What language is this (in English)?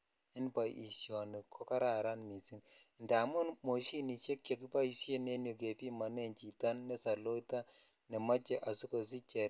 Kalenjin